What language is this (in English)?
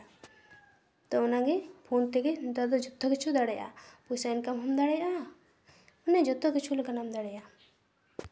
Santali